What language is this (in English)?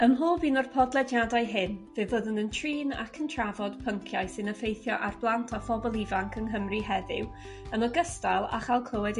Welsh